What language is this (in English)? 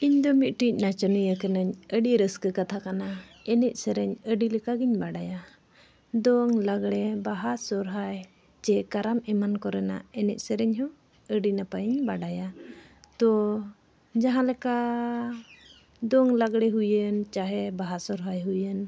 Santali